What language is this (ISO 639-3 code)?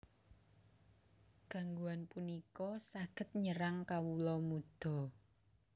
jav